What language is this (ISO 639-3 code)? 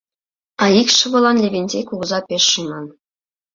chm